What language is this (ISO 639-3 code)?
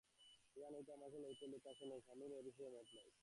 ben